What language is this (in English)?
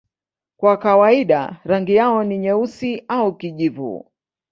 Swahili